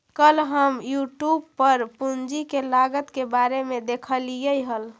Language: Magahi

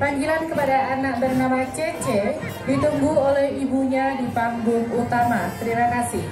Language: Indonesian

